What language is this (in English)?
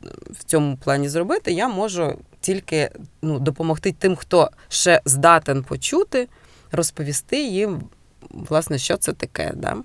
Ukrainian